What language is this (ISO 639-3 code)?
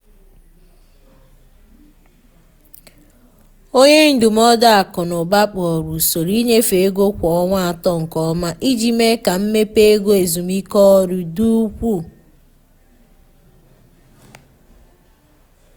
ibo